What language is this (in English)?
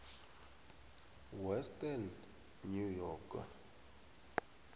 South Ndebele